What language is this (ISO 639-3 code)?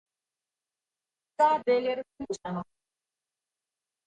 slv